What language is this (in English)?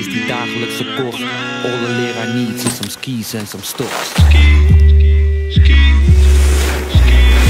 Dutch